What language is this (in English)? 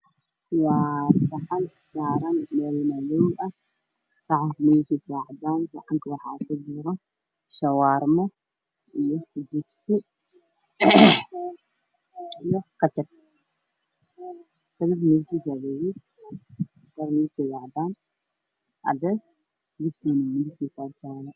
Somali